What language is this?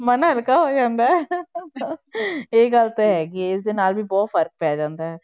Punjabi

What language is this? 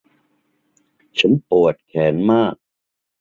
Thai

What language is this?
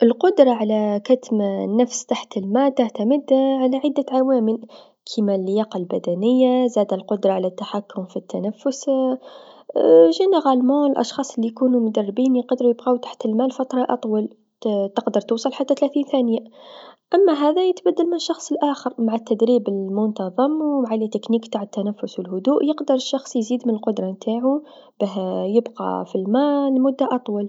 Tunisian Arabic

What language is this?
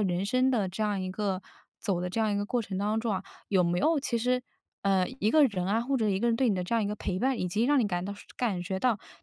Chinese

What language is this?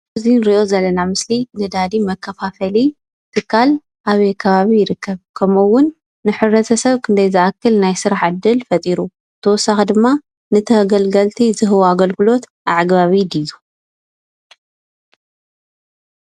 Tigrinya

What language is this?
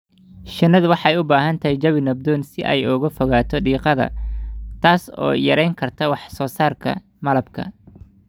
Somali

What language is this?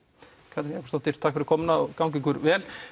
Icelandic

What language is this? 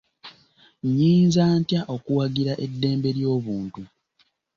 Ganda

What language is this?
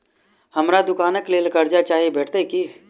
Maithili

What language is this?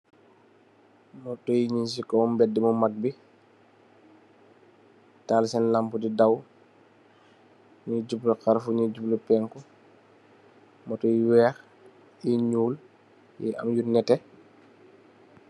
Wolof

